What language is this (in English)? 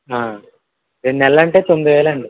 Telugu